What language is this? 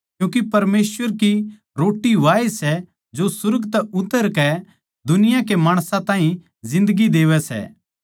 Haryanvi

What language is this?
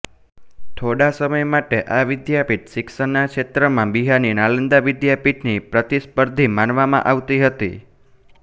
Gujarati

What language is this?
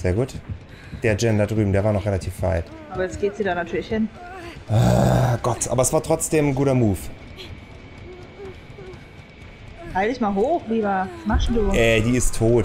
German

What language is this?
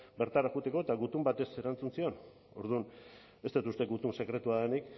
Basque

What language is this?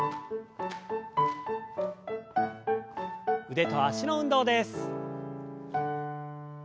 Japanese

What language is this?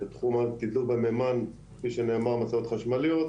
Hebrew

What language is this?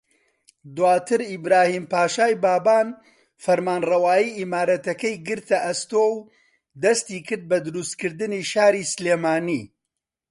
Central Kurdish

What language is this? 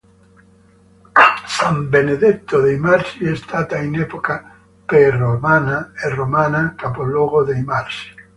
Italian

